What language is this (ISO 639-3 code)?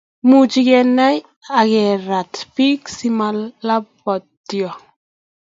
kln